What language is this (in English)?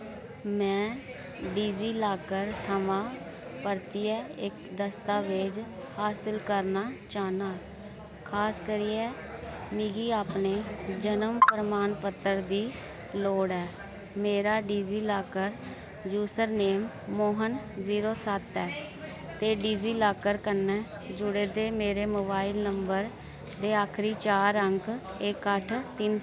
Dogri